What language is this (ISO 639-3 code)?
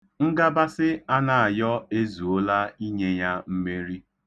ibo